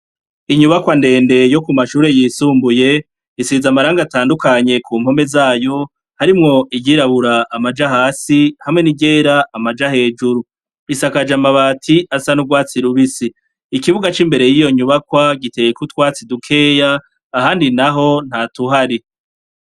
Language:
Rundi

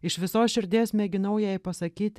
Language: Lithuanian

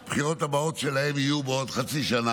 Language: Hebrew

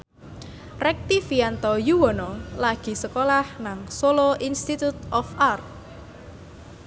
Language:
Javanese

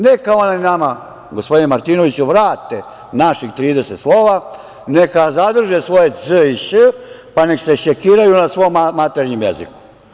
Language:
Serbian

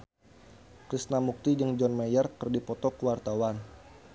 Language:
Sundanese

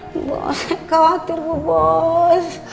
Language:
Indonesian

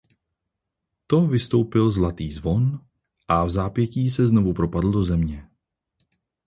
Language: Czech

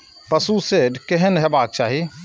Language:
Maithili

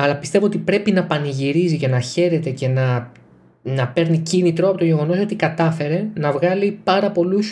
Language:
Greek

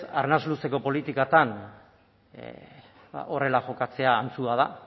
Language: Basque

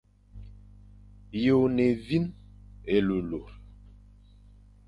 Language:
Fang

